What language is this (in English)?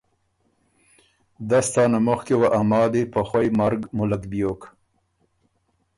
Ormuri